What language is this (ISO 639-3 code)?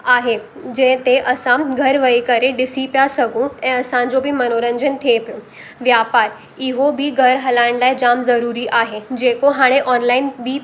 snd